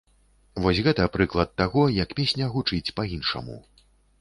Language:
Belarusian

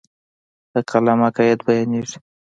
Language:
Pashto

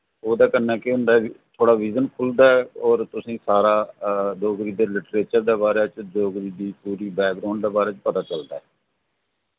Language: Dogri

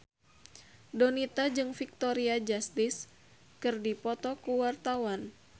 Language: Sundanese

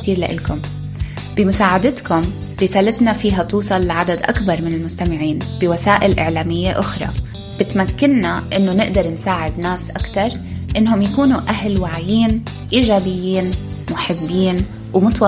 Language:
Arabic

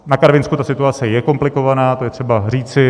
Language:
Czech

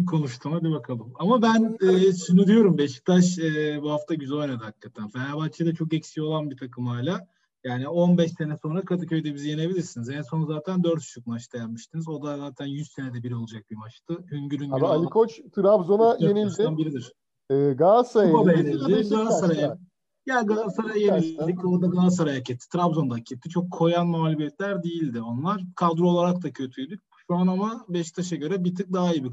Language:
Turkish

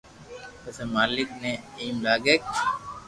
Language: Loarki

